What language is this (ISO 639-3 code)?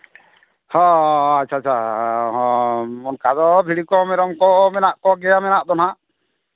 sat